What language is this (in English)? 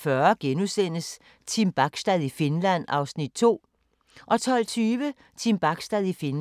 Danish